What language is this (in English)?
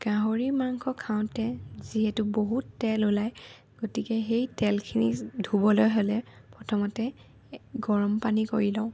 Assamese